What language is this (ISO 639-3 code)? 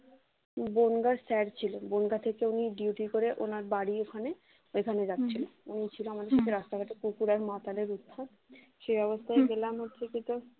ben